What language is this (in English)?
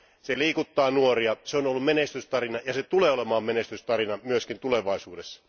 Finnish